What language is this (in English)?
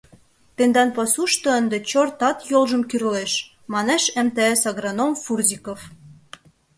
Mari